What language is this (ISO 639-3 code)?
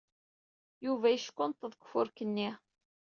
kab